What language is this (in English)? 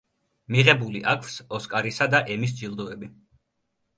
Georgian